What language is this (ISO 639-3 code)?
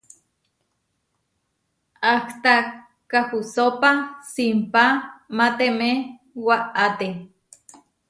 var